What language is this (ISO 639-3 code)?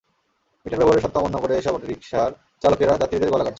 ben